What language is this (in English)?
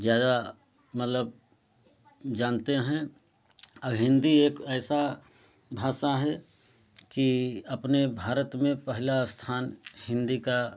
Hindi